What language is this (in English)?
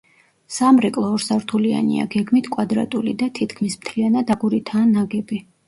Georgian